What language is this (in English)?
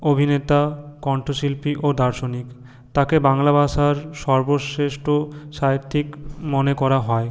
Bangla